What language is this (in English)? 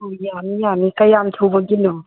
Manipuri